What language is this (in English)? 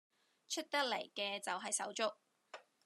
Cantonese